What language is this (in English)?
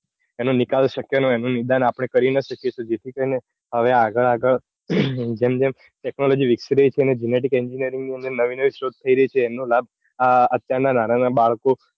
Gujarati